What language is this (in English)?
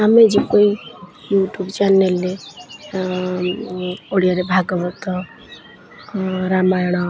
Odia